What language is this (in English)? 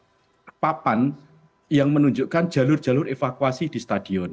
Indonesian